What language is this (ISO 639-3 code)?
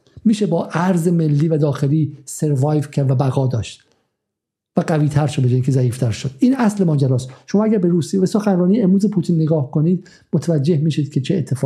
fas